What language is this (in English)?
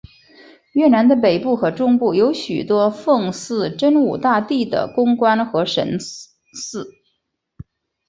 Chinese